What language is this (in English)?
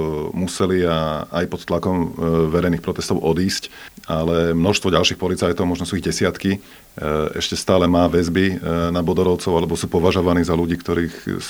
Slovak